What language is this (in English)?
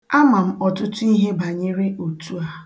Igbo